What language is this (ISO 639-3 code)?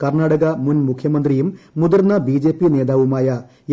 mal